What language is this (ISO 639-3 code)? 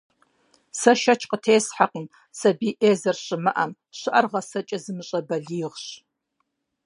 kbd